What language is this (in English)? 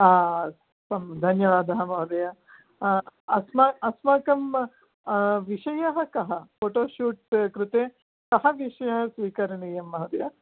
Sanskrit